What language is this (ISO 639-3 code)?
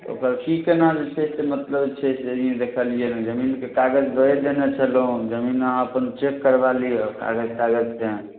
mai